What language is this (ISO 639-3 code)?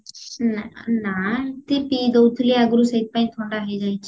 ori